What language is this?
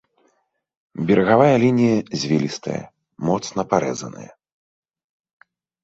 Belarusian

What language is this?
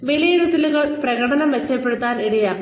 Malayalam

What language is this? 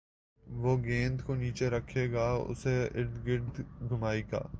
Urdu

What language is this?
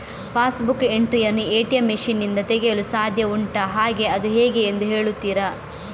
Kannada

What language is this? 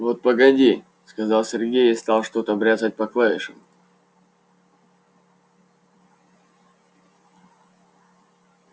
Russian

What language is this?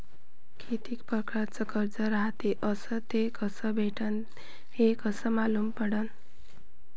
Marathi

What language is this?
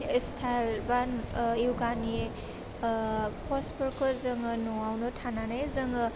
Bodo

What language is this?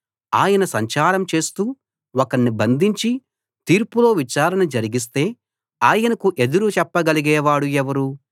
Telugu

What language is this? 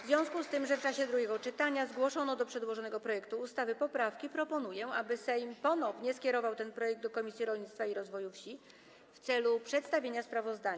Polish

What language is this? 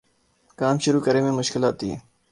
Urdu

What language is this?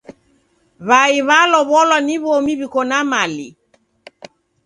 Taita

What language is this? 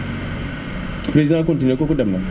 Wolof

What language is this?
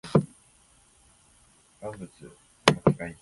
Japanese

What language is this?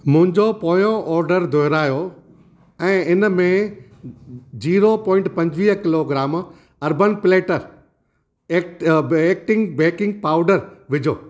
Sindhi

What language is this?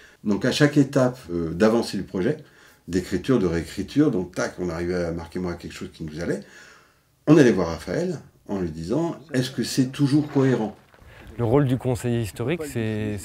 French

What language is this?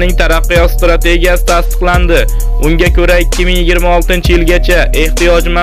Turkish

